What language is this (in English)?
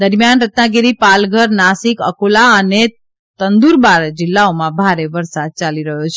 Gujarati